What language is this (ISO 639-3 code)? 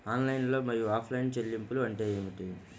tel